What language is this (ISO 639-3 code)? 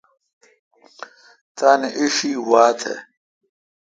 xka